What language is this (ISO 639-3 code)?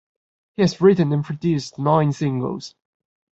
eng